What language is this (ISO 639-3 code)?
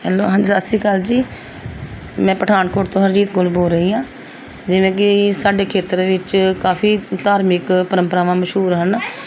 pan